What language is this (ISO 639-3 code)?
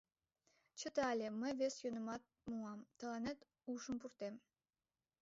chm